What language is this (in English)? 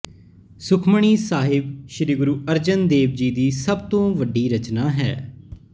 Punjabi